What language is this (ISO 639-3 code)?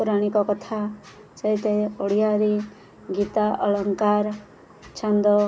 ori